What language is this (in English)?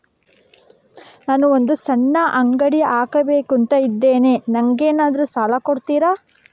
Kannada